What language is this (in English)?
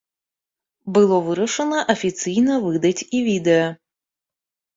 Belarusian